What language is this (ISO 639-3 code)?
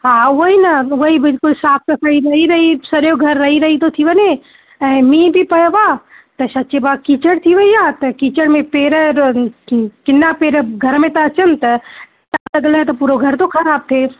snd